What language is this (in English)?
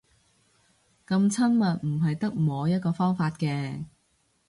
Cantonese